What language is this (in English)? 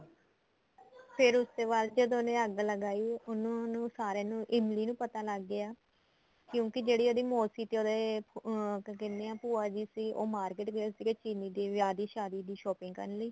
Punjabi